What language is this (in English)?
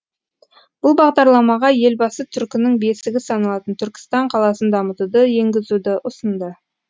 Kazakh